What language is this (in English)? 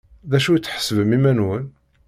Kabyle